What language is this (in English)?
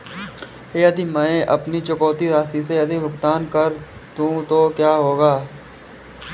Hindi